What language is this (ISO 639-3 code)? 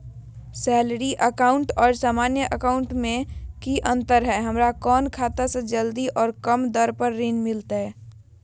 mag